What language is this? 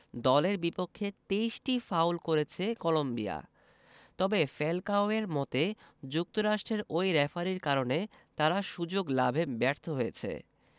Bangla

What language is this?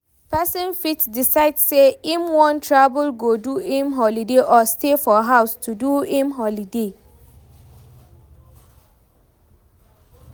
Nigerian Pidgin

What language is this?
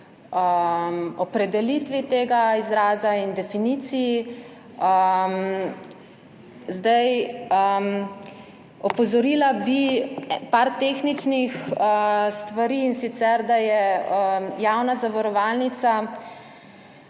Slovenian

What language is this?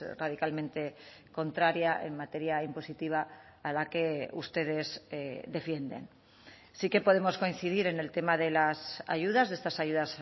Spanish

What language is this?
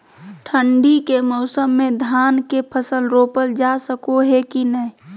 Magahi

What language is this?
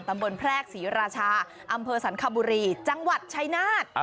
Thai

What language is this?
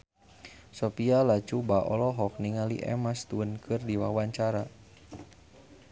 Sundanese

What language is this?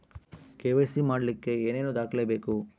Kannada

